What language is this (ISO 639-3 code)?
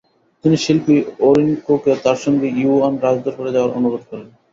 ben